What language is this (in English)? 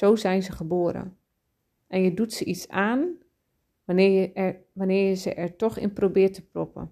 Dutch